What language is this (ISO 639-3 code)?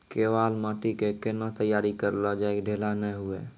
mai